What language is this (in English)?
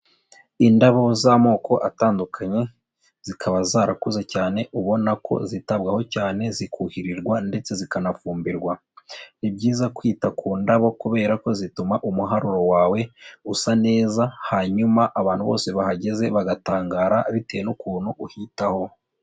Kinyarwanda